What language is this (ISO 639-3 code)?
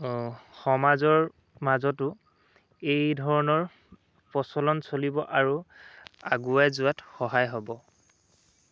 asm